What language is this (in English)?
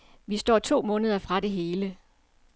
Danish